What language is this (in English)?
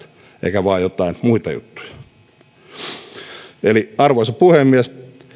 Finnish